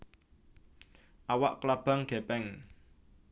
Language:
Javanese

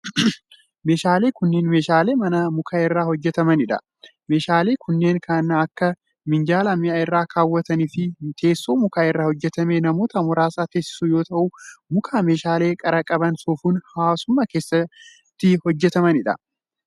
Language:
Oromo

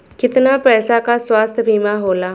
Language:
Bhojpuri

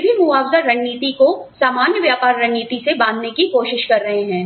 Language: Hindi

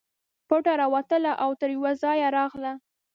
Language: Pashto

